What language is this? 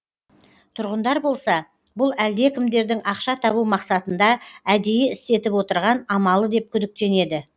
Kazakh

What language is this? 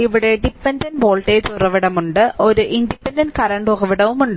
Malayalam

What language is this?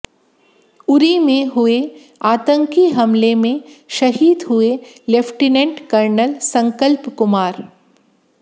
Hindi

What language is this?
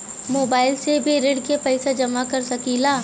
Bhojpuri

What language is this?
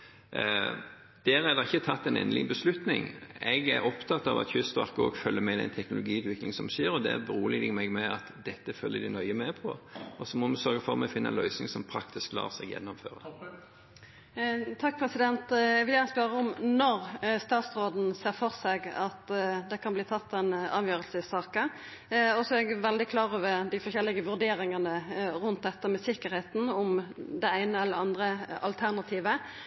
Norwegian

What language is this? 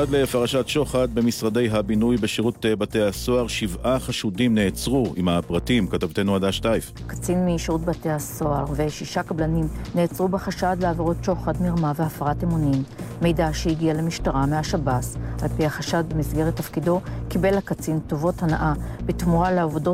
Hebrew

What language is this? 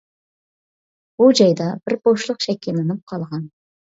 Uyghur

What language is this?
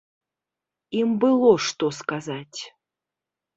Belarusian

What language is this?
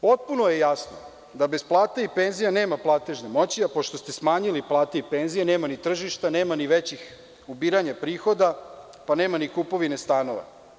Serbian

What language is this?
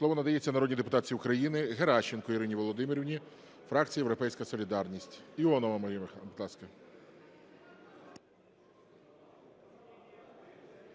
Ukrainian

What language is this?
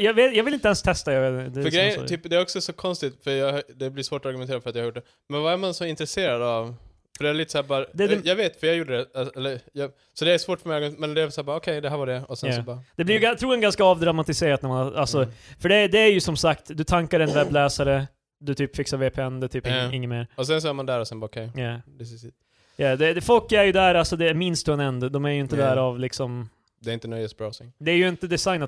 Swedish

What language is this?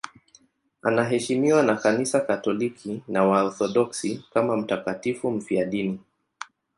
Swahili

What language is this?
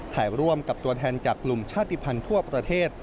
Thai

